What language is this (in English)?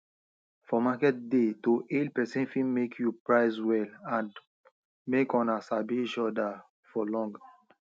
Nigerian Pidgin